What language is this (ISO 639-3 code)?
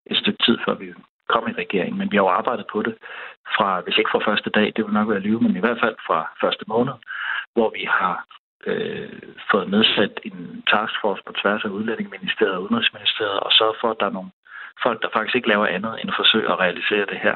dan